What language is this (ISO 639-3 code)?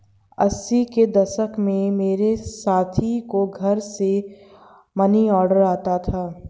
hin